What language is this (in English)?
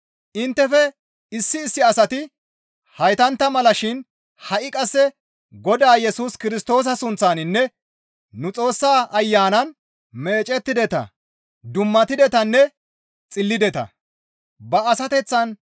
Gamo